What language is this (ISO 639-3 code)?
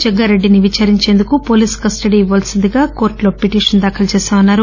tel